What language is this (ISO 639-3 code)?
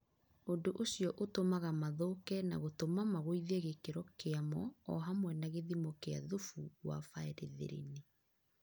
kik